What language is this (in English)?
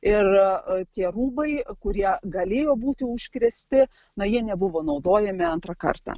Lithuanian